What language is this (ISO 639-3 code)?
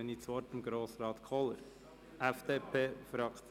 gsw